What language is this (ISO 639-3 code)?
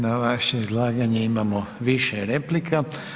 hrv